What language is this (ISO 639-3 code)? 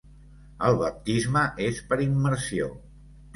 cat